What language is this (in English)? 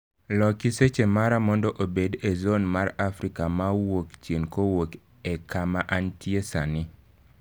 Luo (Kenya and Tanzania)